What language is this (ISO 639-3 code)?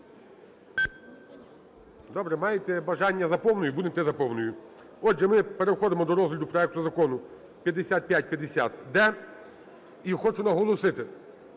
ukr